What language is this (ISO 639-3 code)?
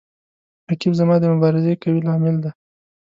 pus